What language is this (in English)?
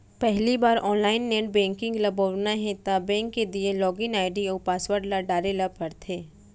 Chhattisgarhi